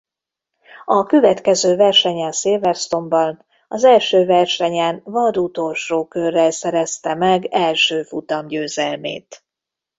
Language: Hungarian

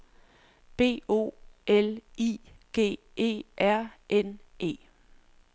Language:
Danish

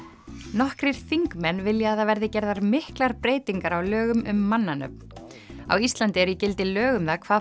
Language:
Icelandic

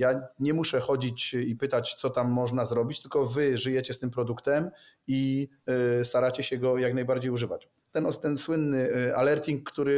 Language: Polish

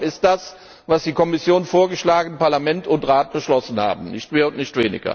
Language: German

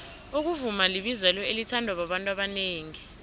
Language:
South Ndebele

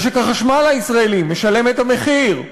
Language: Hebrew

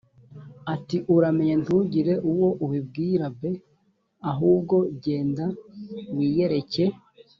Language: Kinyarwanda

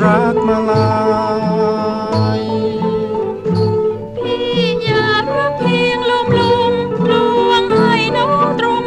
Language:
Thai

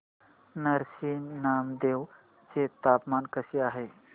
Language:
Marathi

